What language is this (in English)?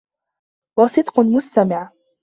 Arabic